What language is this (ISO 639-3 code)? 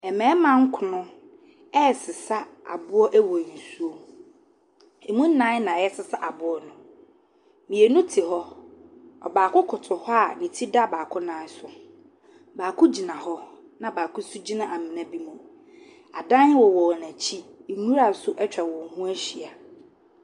aka